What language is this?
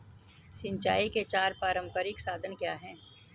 Hindi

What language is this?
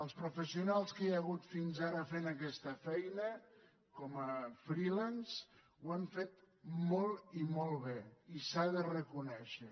Catalan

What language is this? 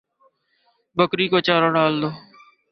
Urdu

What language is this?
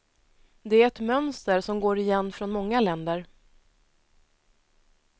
Swedish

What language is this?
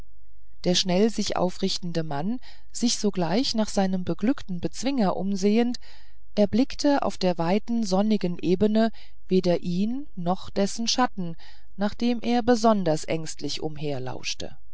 German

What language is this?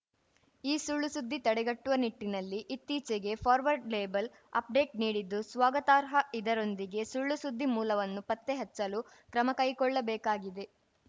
Kannada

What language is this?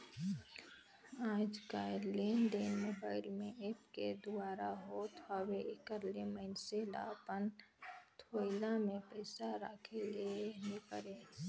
Chhattisgarhi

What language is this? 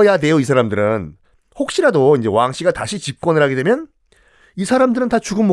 Korean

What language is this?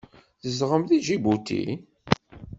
Kabyle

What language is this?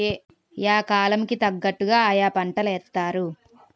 Telugu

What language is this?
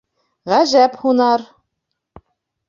Bashkir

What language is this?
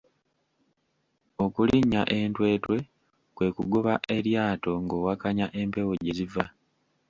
Ganda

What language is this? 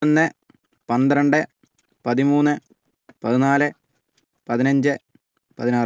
Malayalam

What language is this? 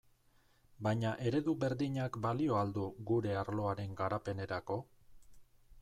Basque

